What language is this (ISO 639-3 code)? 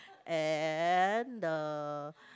eng